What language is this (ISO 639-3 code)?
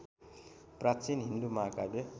nep